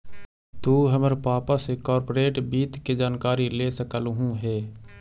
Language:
Magahi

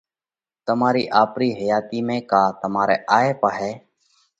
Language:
Parkari Koli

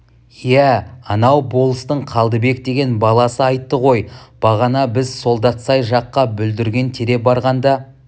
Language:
Kazakh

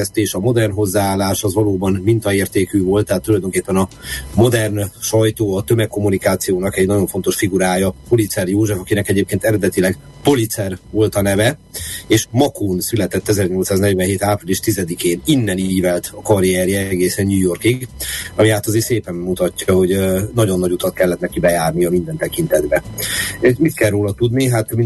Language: Hungarian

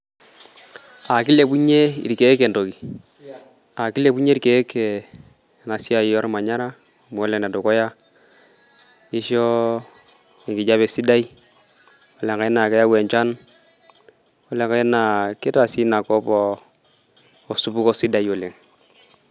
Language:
Masai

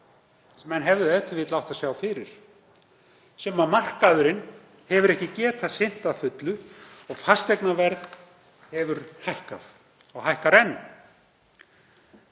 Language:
Icelandic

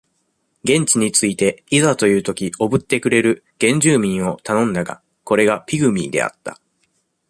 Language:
Japanese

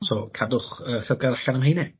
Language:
Welsh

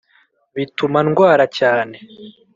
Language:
Kinyarwanda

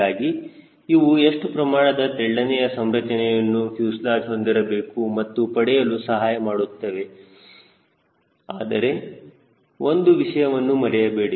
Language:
Kannada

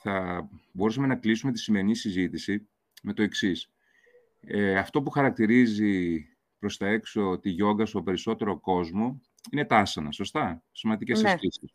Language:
Greek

